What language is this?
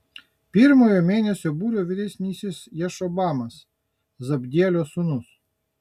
Lithuanian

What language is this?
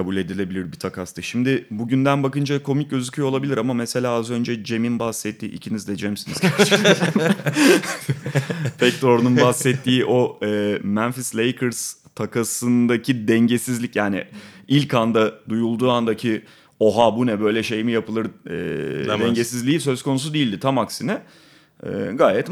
Turkish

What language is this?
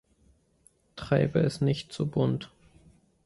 German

